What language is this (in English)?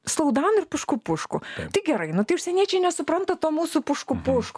Lithuanian